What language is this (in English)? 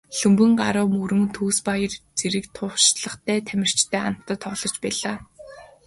Mongolian